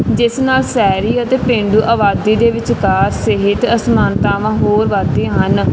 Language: Punjabi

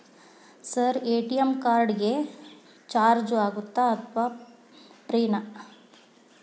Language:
Kannada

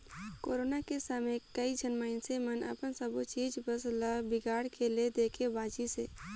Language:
Chhattisgarhi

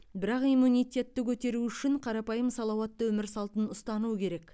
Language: Kazakh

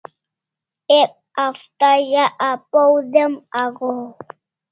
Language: Kalasha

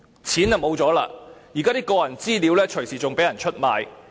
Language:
Cantonese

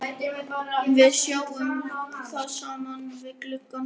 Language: Icelandic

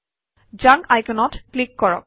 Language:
Assamese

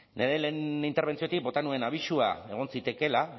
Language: Basque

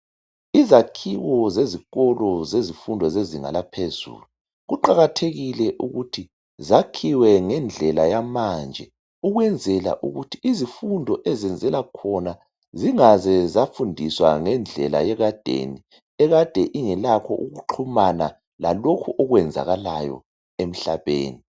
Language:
North Ndebele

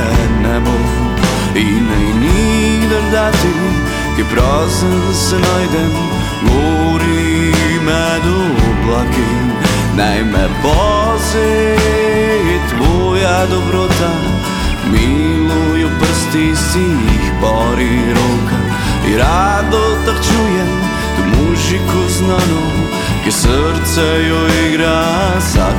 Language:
Croatian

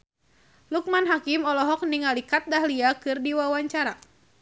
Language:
Sundanese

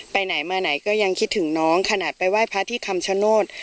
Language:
Thai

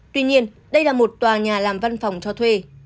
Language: Vietnamese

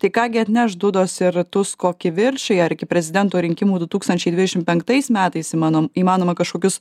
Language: Lithuanian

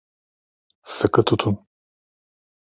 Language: Turkish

